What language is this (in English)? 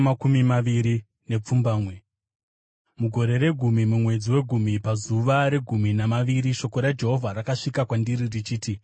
Shona